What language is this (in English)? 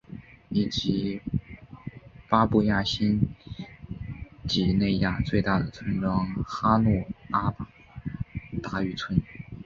Chinese